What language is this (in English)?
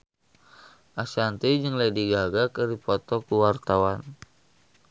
Sundanese